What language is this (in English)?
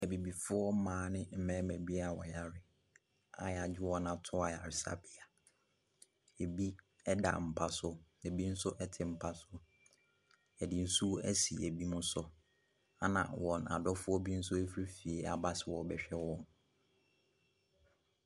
Akan